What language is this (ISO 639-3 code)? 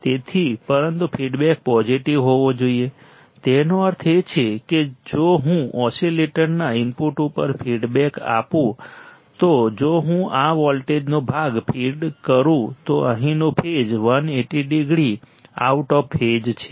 guj